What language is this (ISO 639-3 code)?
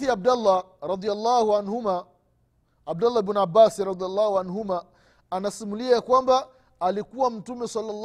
swa